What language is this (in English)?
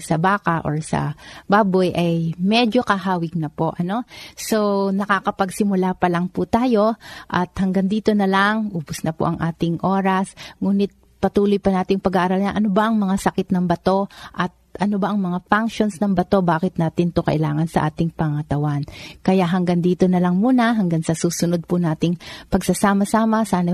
Filipino